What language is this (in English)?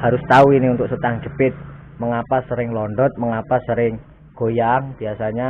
Indonesian